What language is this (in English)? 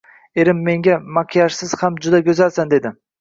Uzbek